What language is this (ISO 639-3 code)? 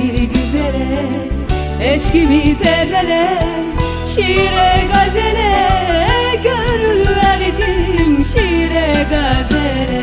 tur